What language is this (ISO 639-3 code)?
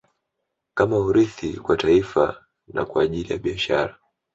swa